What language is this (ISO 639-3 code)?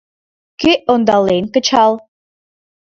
chm